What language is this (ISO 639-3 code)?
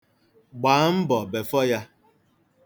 ibo